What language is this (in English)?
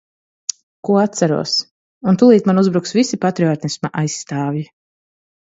Latvian